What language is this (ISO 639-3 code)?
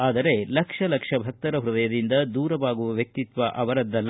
kan